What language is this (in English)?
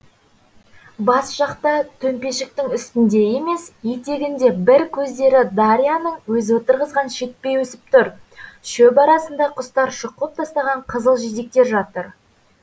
Kazakh